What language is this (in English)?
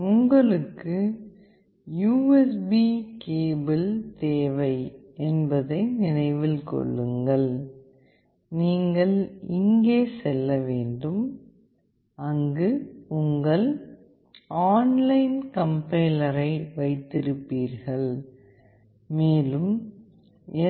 Tamil